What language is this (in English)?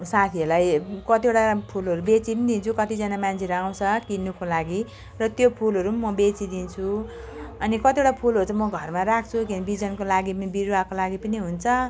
Nepali